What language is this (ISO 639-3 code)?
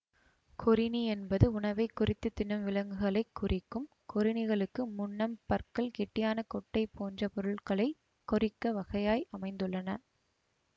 tam